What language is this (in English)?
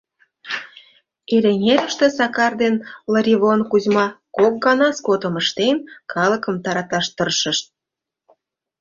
Mari